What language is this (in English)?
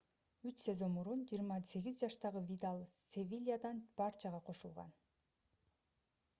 Kyrgyz